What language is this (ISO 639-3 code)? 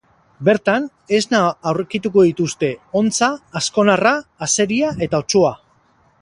eus